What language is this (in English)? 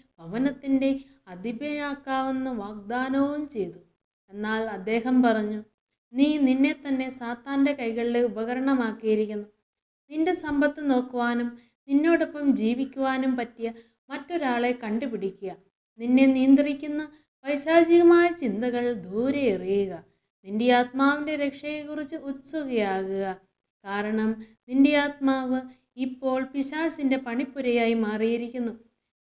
Malayalam